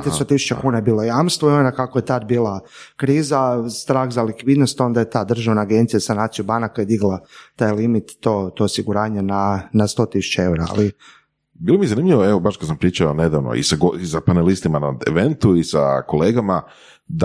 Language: Croatian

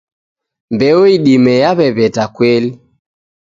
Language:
Taita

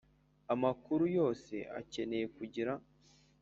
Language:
Kinyarwanda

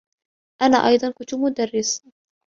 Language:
Arabic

